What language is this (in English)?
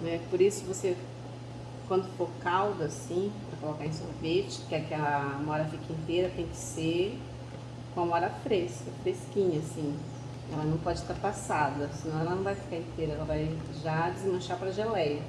Portuguese